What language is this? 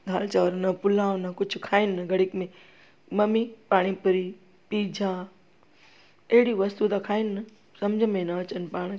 Sindhi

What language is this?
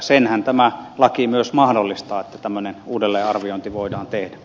Finnish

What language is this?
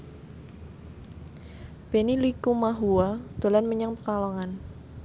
Javanese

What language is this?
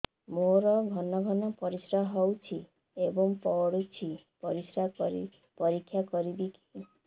Odia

